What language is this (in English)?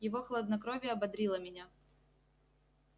Russian